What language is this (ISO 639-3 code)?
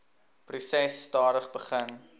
afr